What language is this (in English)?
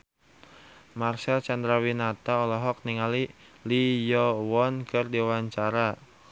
Sundanese